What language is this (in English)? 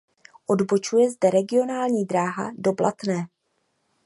Czech